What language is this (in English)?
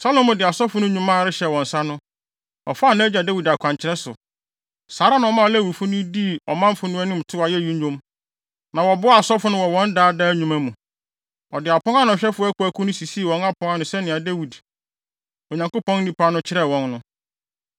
Akan